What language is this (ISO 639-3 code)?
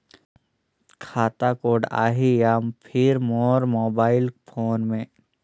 hne